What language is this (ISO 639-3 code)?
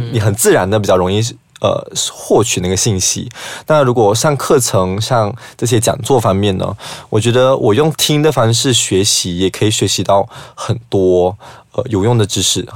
zho